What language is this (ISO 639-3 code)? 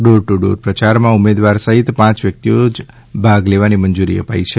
guj